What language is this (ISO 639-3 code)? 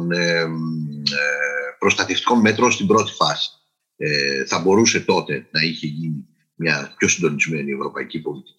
ell